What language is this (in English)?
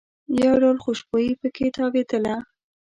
Pashto